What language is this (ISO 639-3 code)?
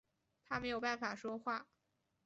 zho